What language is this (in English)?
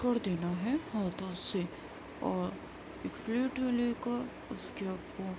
Urdu